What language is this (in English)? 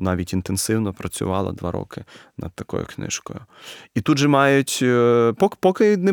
Ukrainian